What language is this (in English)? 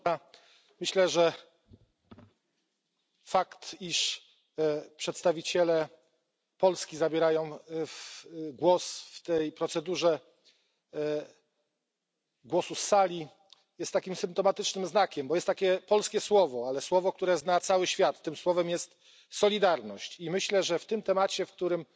Polish